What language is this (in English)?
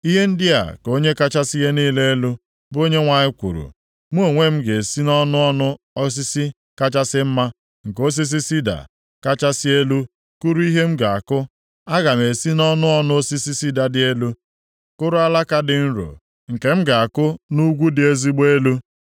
Igbo